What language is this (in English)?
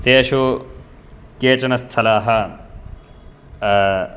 Sanskrit